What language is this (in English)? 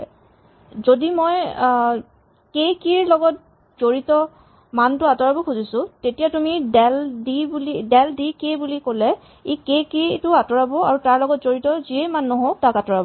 Assamese